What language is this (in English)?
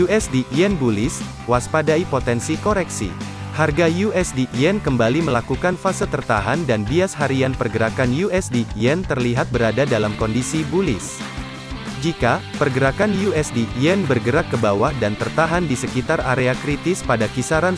Indonesian